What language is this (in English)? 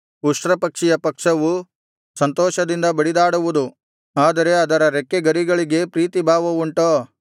Kannada